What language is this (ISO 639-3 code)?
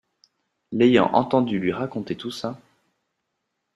fra